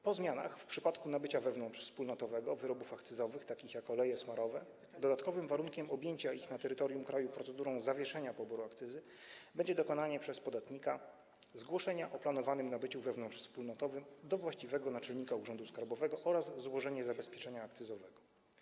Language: Polish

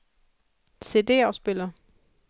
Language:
Danish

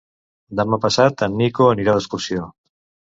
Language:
Catalan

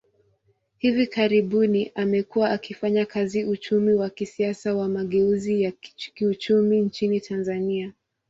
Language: Swahili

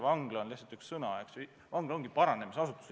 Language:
Estonian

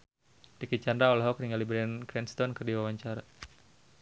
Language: Sundanese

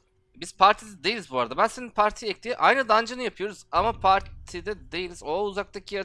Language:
Turkish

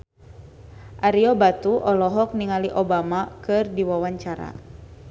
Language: Sundanese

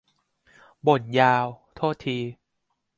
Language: Thai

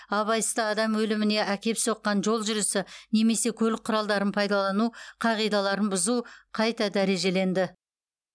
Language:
Kazakh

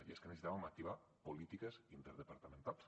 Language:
Catalan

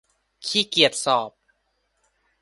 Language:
Thai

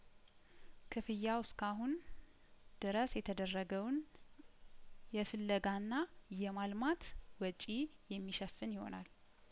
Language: Amharic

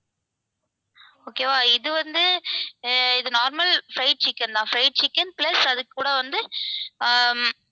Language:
Tamil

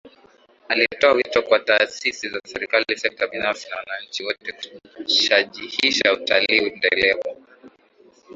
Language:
Swahili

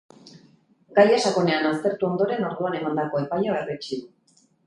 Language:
Basque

